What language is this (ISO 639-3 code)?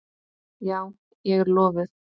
isl